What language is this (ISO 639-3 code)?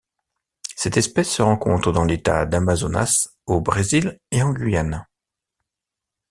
fra